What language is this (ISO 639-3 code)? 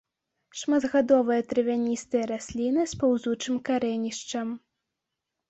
bel